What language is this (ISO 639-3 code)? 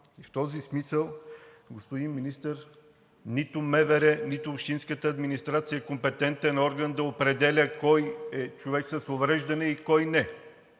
bul